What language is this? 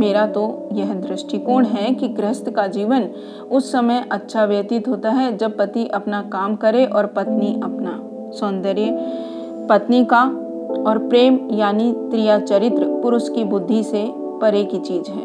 Hindi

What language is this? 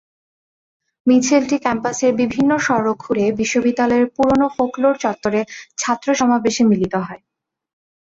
Bangla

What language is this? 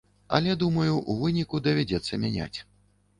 Belarusian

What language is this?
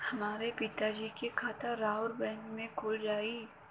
Bhojpuri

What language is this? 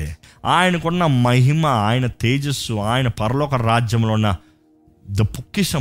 Telugu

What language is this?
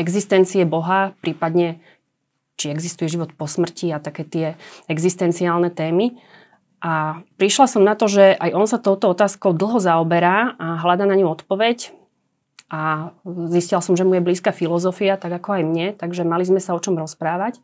Slovak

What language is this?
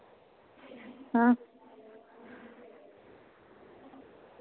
Dogri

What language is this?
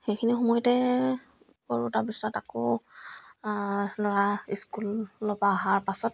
Assamese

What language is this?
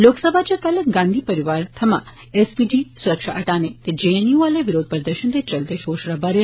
Dogri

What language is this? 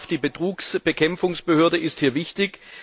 German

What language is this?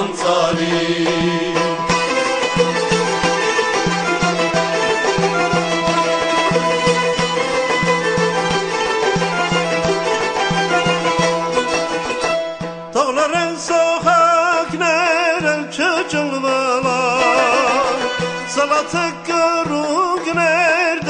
Bulgarian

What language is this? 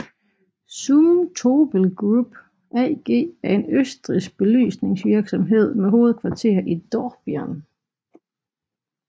Danish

